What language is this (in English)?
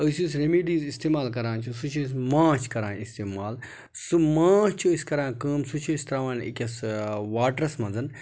Kashmiri